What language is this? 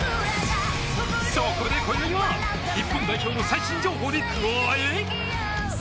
Japanese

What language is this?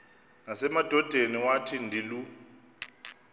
Xhosa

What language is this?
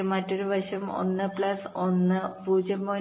Malayalam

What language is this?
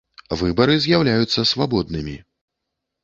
Belarusian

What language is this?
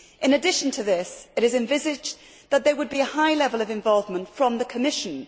English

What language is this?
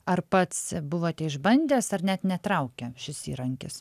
Lithuanian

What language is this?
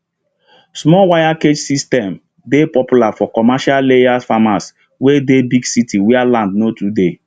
Nigerian Pidgin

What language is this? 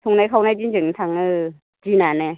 Bodo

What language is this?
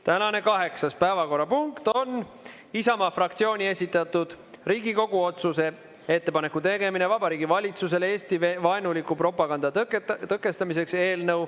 Estonian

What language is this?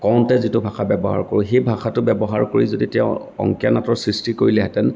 Assamese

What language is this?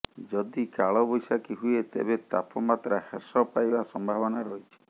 Odia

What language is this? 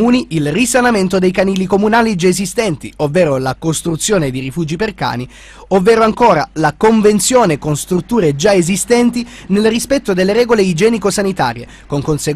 Italian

